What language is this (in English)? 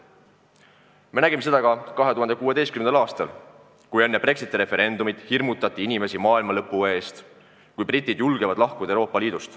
Estonian